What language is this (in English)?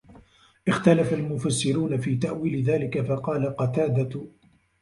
Arabic